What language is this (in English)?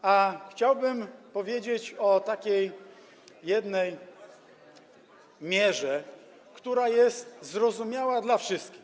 Polish